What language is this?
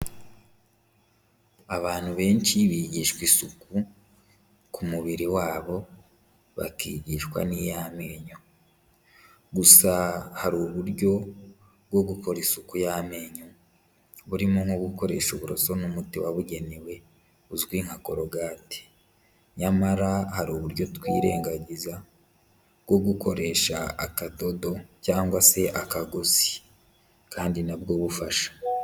Kinyarwanda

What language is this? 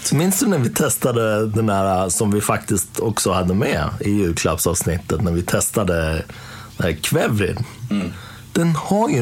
Swedish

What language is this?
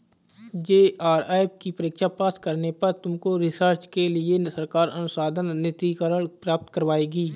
Hindi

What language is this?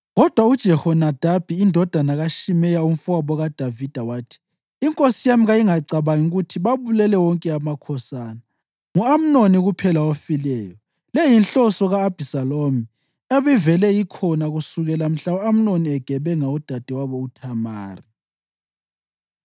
North Ndebele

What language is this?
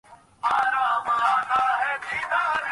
Bangla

